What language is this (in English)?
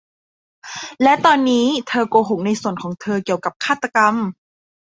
Thai